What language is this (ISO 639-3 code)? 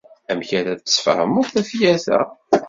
kab